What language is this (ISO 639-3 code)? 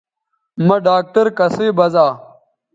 btv